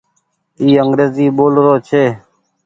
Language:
Goaria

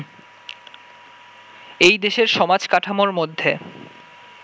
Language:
Bangla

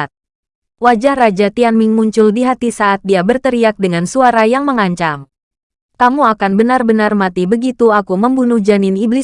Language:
Indonesian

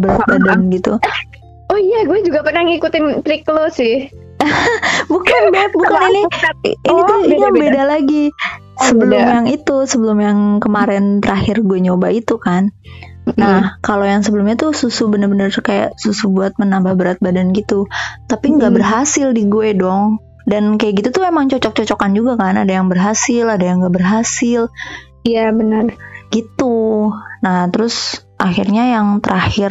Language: Indonesian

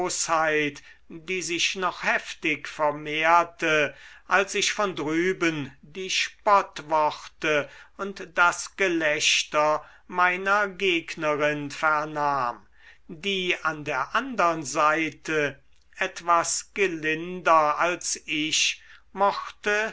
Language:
German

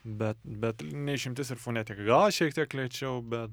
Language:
Lithuanian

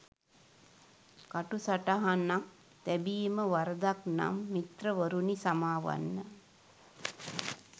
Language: Sinhala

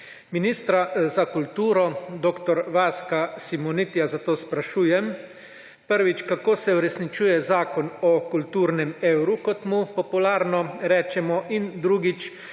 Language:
Slovenian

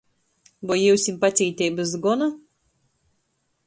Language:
Latgalian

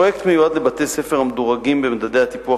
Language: Hebrew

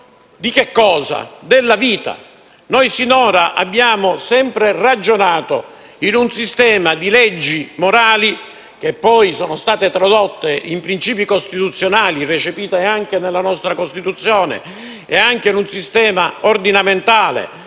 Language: Italian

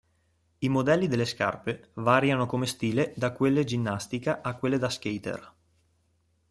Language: Italian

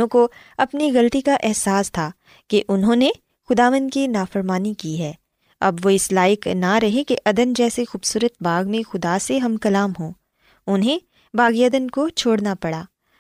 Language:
Urdu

